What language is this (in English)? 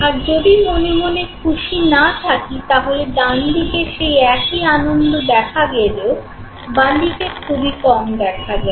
Bangla